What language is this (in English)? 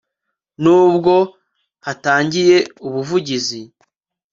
Kinyarwanda